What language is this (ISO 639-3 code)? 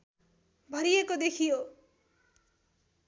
nep